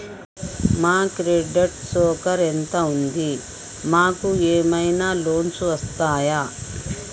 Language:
Telugu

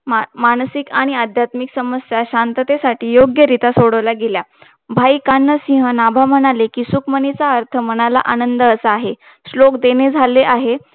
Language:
Marathi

